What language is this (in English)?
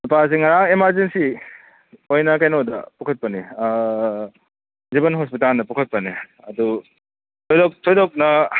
Manipuri